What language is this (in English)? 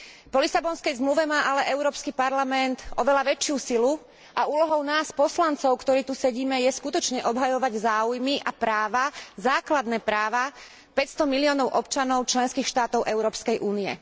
Slovak